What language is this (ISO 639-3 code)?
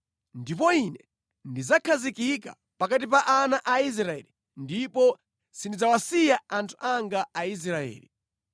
nya